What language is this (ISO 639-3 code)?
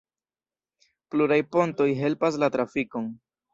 epo